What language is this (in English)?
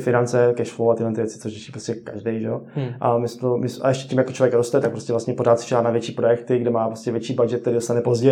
Czech